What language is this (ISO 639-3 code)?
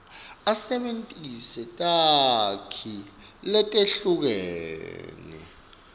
ssw